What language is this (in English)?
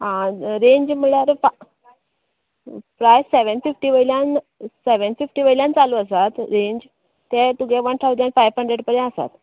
Konkani